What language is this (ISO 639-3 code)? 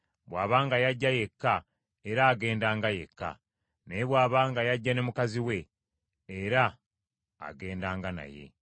lug